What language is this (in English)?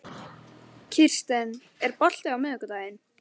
Icelandic